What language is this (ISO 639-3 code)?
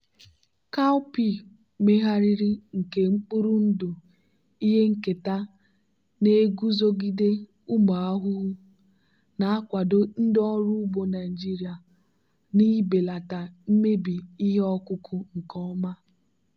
ibo